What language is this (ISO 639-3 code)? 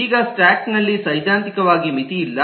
kan